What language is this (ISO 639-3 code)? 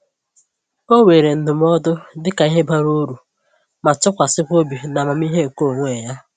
ibo